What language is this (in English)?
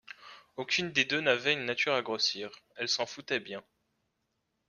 French